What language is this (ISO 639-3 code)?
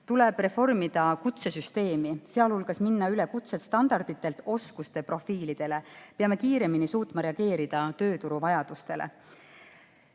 est